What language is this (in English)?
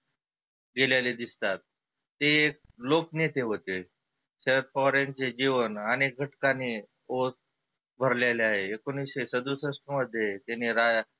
Marathi